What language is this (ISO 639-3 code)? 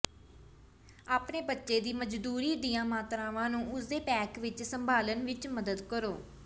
pan